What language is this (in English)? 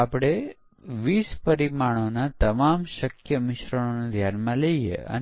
Gujarati